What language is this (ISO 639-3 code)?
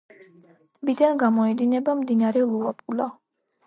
kat